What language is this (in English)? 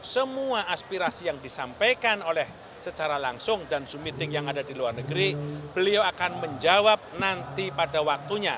Indonesian